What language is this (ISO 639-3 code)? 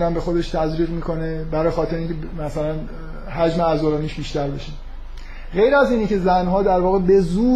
fas